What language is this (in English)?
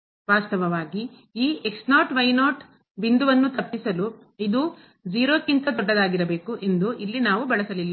Kannada